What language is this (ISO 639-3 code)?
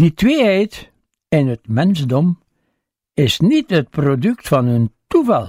nld